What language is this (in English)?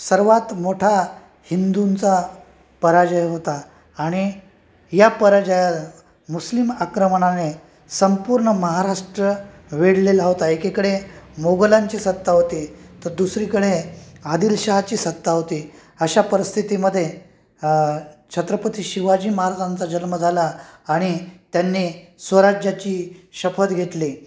Marathi